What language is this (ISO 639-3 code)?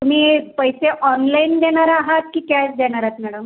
mar